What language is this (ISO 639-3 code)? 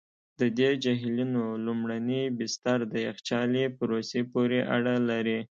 pus